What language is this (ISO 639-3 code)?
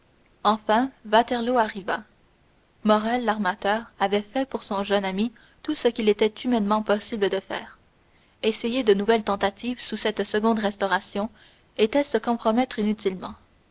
fra